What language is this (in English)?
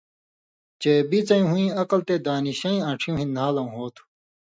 Indus Kohistani